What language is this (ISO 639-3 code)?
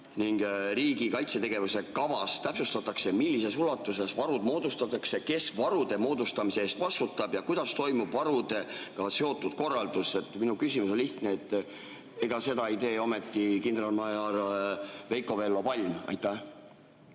est